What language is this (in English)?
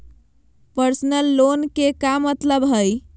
Magahi